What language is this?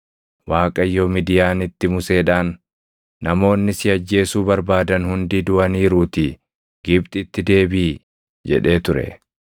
Oromo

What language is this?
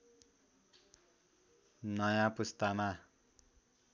Nepali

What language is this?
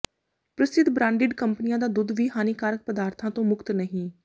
Punjabi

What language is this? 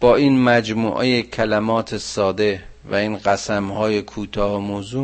Persian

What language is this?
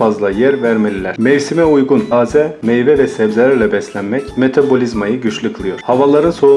Turkish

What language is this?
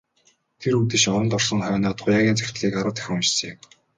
Mongolian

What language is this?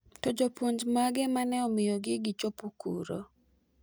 Luo (Kenya and Tanzania)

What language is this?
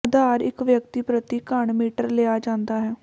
Punjabi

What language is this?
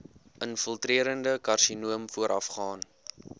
Afrikaans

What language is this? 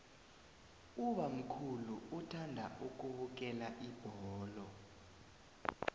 South Ndebele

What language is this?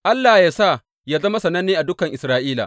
Hausa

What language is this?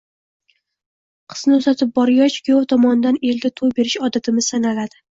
Uzbek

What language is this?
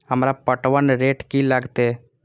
Maithili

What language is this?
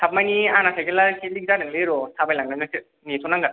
Bodo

